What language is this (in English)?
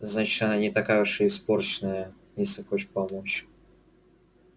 Russian